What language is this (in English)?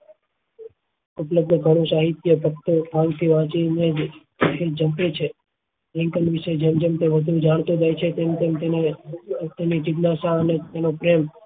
Gujarati